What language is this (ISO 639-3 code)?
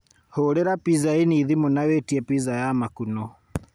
kik